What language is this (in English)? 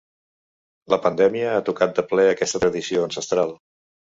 Catalan